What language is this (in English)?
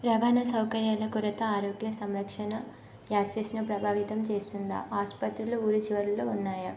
Telugu